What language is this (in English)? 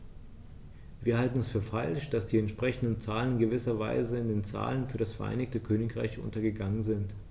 German